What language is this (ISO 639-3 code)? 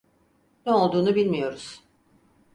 tur